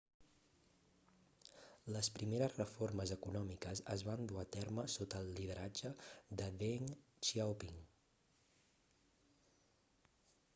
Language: Catalan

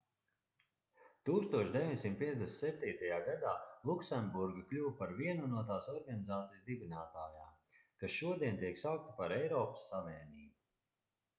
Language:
Latvian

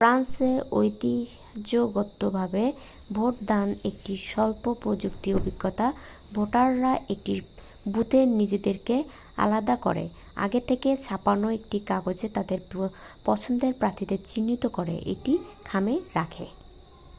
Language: Bangla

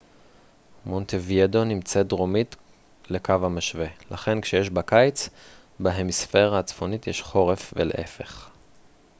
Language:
Hebrew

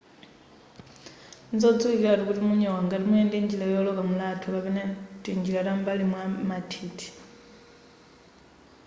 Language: Nyanja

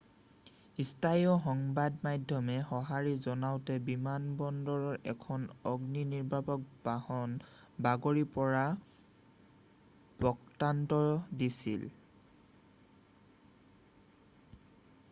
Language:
Assamese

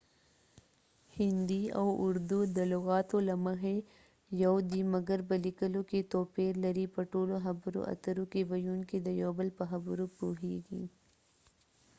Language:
Pashto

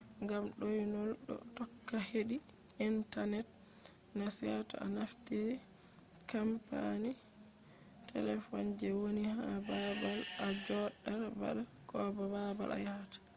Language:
Fula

